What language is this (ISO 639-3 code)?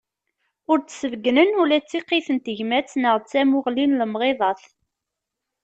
kab